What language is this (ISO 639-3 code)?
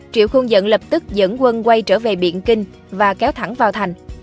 vie